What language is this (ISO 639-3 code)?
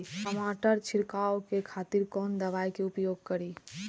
mai